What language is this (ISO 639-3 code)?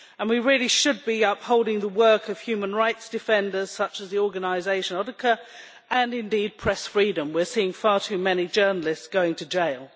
eng